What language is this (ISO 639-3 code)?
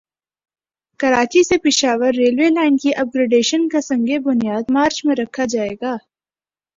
urd